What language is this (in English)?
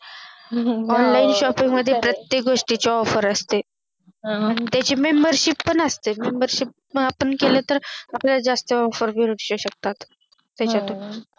Marathi